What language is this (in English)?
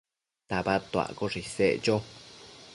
Matsés